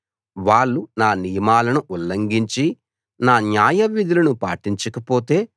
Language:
Telugu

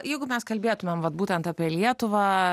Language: Lithuanian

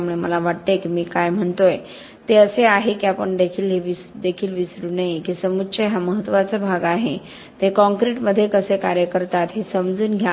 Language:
Marathi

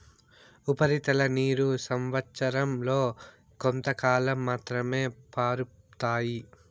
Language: Telugu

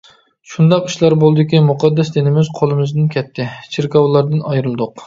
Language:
Uyghur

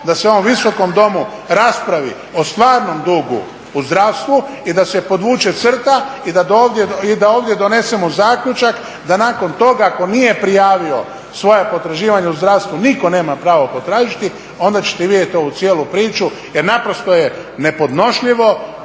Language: Croatian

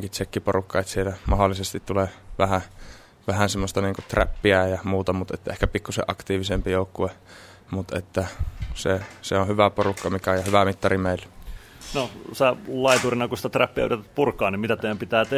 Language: Finnish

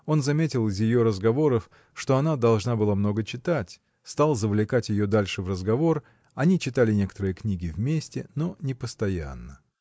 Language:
Russian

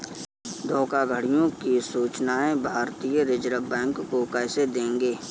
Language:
Hindi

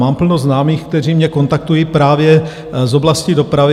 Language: Czech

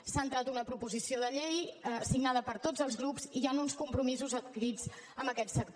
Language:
Catalan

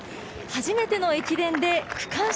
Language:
Japanese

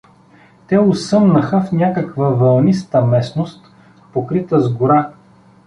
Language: Bulgarian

